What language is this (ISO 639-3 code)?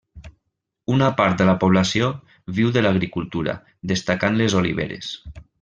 cat